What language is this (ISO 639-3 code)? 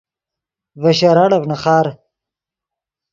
ydg